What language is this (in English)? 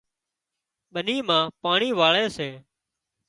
Wadiyara Koli